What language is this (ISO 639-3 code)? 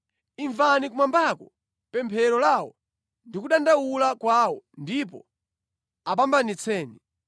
nya